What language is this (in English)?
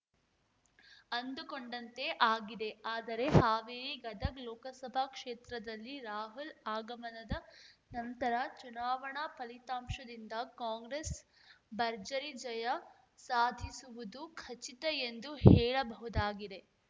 Kannada